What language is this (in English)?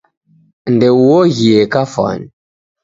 Taita